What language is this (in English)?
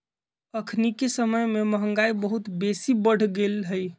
Magahi